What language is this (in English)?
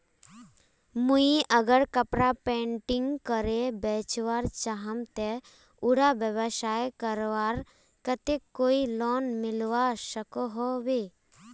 Magahi